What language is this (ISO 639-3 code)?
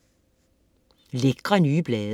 dan